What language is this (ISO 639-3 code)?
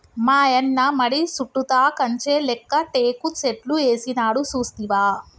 tel